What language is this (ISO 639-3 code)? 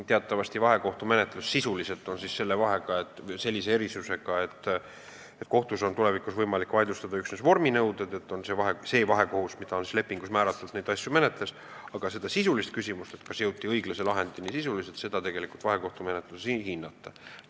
est